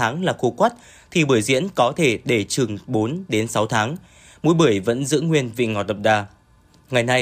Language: Vietnamese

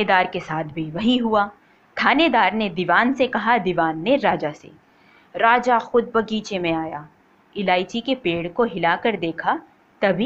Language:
Hindi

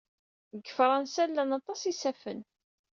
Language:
Kabyle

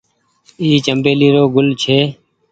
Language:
Goaria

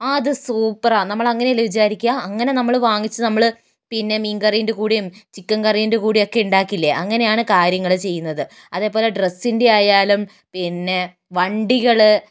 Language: Malayalam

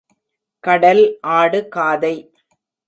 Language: Tamil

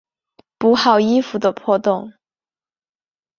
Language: Chinese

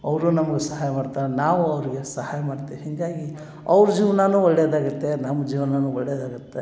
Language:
Kannada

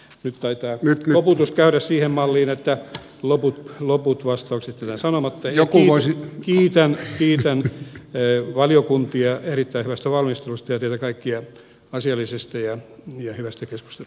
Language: Finnish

